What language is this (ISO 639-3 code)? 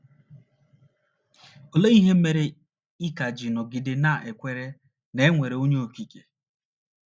ibo